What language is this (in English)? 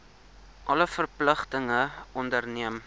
Afrikaans